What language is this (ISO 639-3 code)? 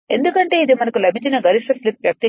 tel